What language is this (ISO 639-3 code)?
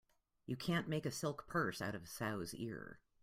eng